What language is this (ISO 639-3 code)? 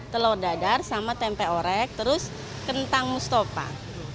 ind